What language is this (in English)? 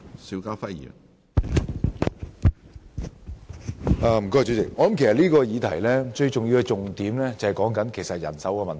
Cantonese